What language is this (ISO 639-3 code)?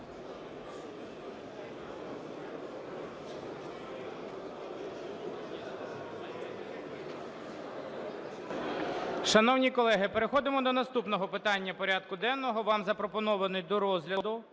ukr